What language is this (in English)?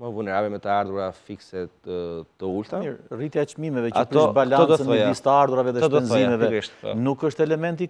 Romanian